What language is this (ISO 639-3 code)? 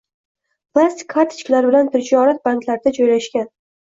uzb